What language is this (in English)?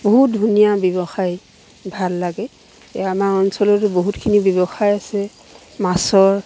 Assamese